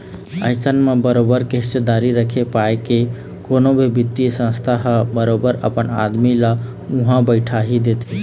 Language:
Chhattisgarhi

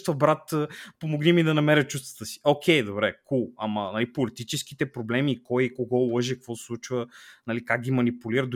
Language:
Bulgarian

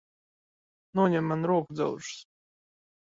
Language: Latvian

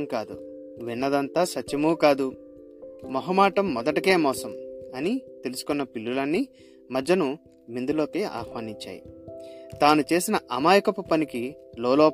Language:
Telugu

